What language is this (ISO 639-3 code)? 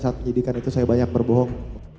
ind